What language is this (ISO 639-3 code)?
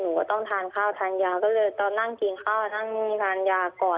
tha